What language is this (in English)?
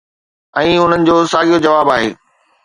Sindhi